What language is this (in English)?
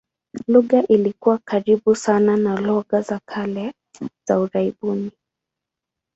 Swahili